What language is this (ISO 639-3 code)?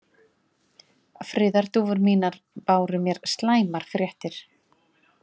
isl